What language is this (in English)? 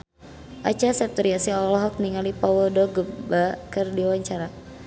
Sundanese